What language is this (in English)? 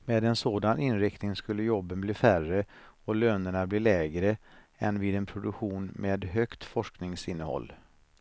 Swedish